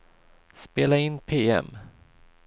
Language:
Swedish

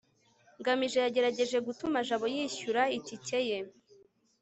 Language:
Kinyarwanda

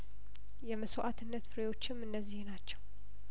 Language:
Amharic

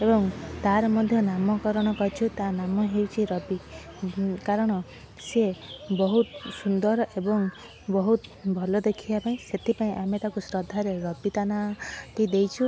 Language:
Odia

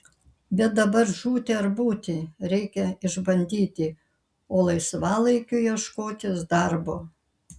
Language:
Lithuanian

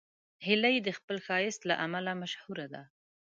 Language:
Pashto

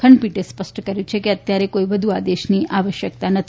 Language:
Gujarati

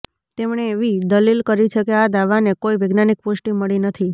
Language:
Gujarati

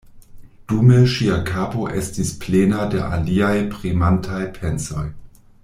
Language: Esperanto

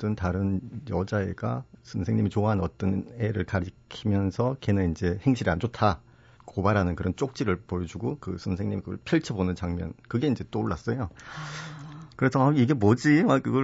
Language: Korean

